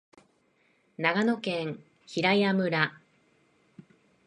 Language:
Japanese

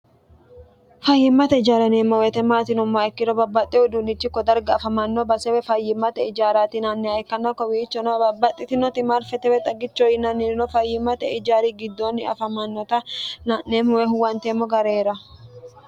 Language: Sidamo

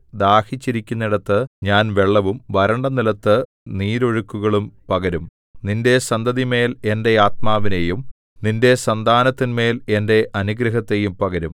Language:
Malayalam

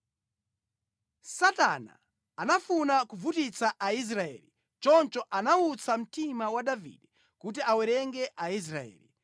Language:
Nyanja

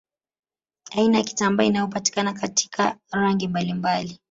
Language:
Swahili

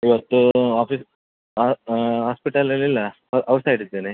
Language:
Kannada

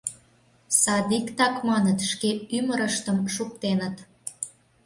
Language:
Mari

